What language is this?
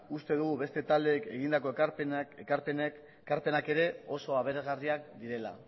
Basque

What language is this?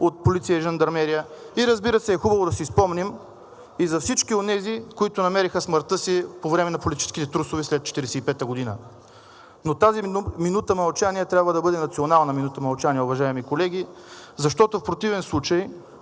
Bulgarian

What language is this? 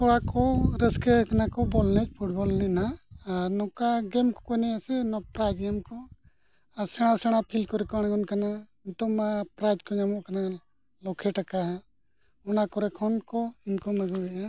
Santali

